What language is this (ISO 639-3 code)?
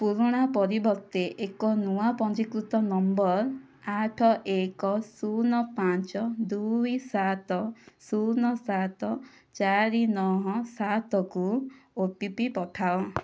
ori